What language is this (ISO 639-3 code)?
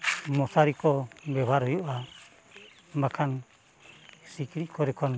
sat